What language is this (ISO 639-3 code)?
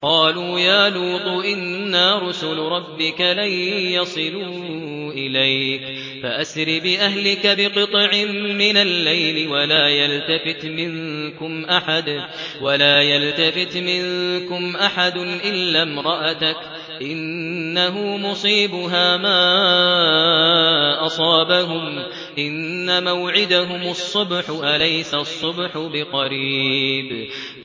ara